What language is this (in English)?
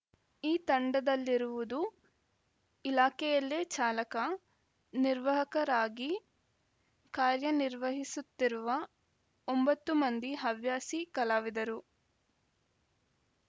Kannada